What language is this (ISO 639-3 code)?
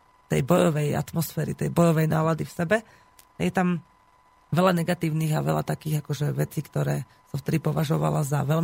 slk